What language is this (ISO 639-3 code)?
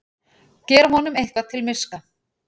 isl